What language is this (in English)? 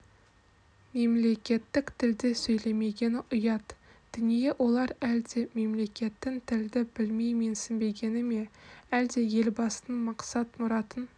Kazakh